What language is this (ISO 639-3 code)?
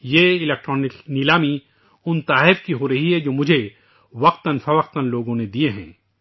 urd